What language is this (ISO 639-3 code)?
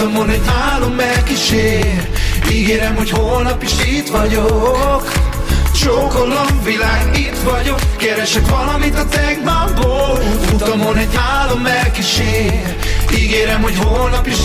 hun